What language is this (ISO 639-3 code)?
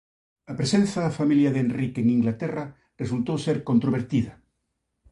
glg